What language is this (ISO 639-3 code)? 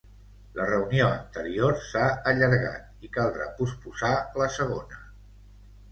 cat